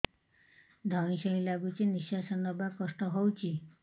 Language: Odia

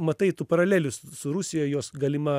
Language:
Lithuanian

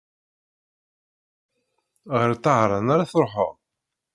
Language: Kabyle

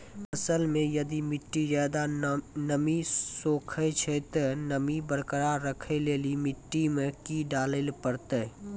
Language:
Maithili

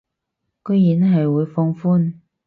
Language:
Cantonese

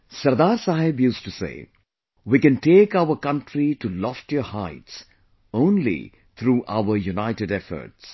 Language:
English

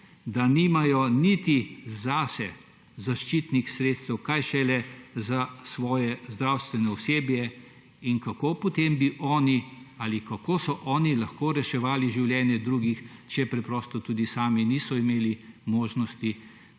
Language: Slovenian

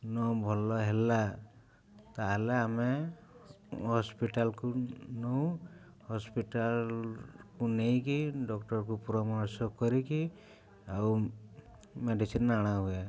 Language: Odia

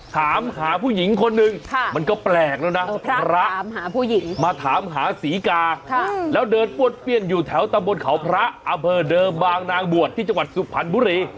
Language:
Thai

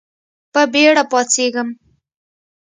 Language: Pashto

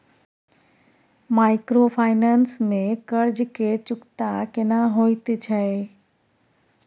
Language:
Maithili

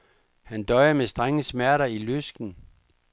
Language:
Danish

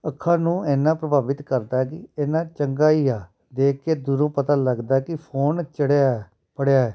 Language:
Punjabi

